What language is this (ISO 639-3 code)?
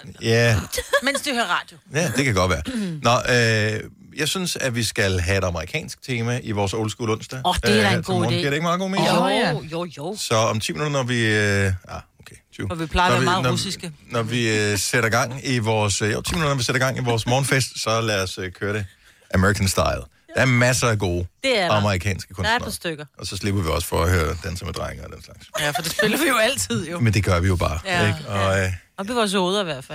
dan